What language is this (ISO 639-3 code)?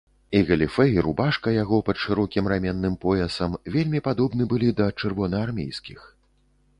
bel